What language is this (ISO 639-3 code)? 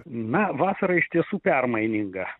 lit